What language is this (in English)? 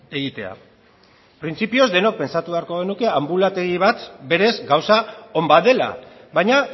Basque